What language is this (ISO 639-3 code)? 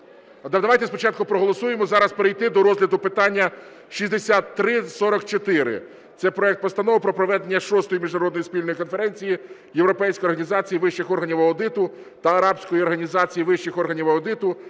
ukr